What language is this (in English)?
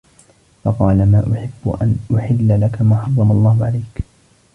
Arabic